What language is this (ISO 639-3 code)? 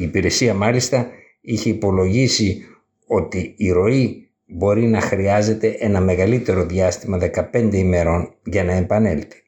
ell